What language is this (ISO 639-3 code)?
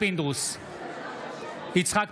heb